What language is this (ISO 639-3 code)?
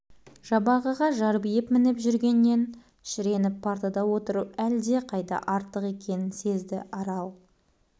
kaz